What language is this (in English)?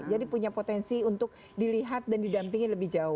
Indonesian